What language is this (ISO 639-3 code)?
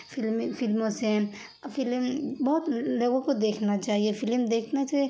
urd